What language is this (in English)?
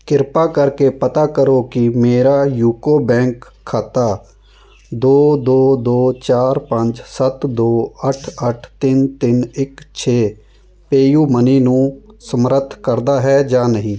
Punjabi